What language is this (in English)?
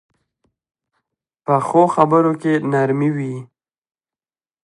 Pashto